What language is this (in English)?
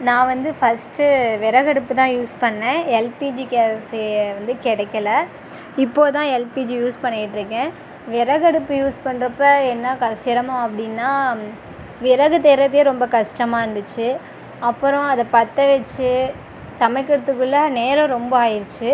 Tamil